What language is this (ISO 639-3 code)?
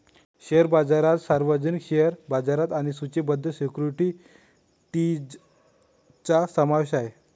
mar